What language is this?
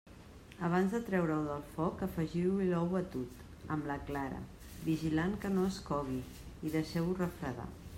Catalan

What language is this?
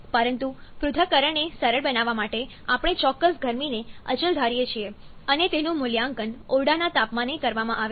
Gujarati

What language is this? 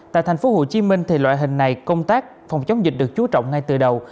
Vietnamese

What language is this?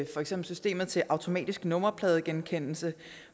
Danish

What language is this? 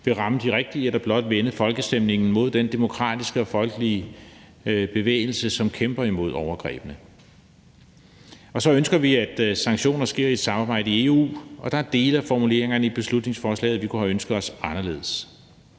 Danish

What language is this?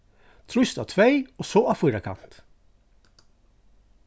Faroese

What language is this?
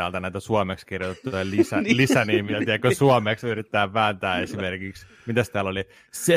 Finnish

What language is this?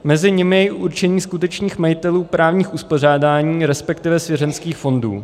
Czech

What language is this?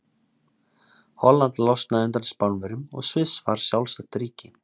Icelandic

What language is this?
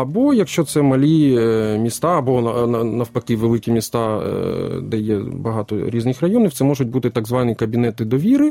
Ukrainian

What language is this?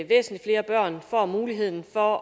Danish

